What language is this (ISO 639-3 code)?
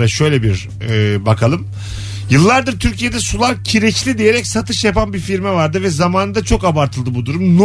tur